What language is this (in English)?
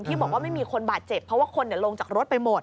Thai